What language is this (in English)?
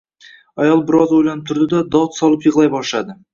Uzbek